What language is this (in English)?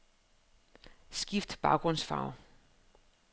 Danish